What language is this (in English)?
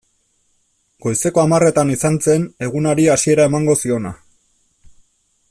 Basque